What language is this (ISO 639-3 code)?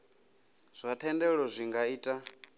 ven